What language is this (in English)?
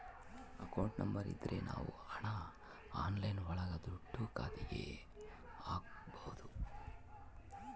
Kannada